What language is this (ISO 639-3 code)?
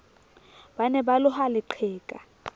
sot